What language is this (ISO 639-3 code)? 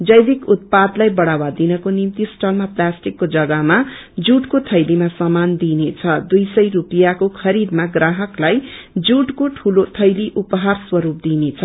nep